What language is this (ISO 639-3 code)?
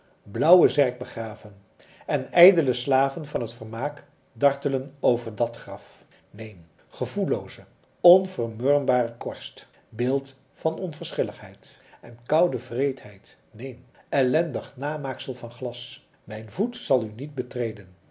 nld